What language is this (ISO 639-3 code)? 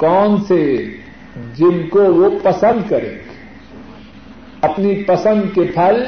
urd